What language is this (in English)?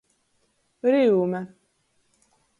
Latgalian